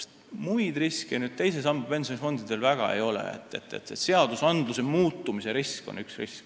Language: Estonian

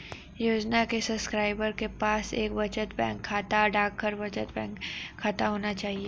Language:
Hindi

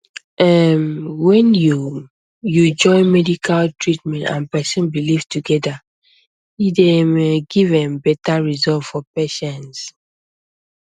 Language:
Nigerian Pidgin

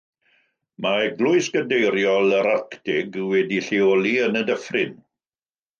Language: Welsh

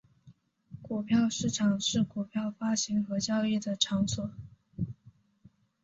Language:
Chinese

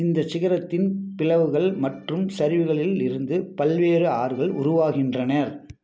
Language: Tamil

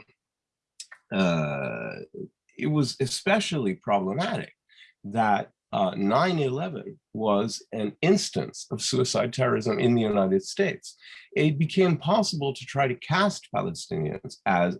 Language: English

